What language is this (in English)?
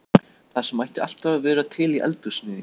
Icelandic